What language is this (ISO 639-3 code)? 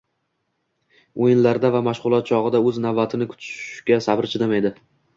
uzb